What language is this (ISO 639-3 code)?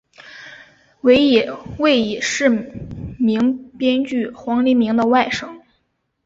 zho